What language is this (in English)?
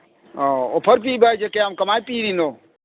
Manipuri